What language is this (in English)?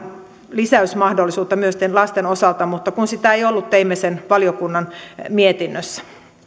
Finnish